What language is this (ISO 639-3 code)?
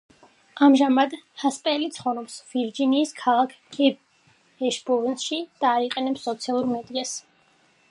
kat